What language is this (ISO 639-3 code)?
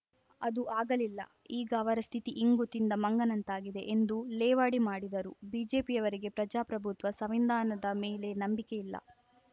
kan